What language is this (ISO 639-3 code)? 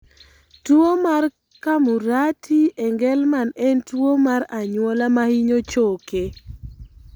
luo